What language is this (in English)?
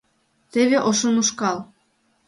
Mari